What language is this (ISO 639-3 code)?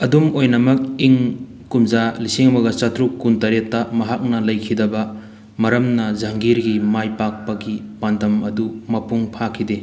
mni